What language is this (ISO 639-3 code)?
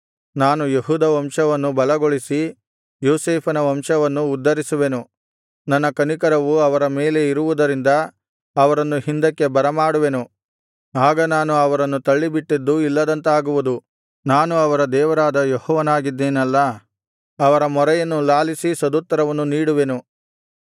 kan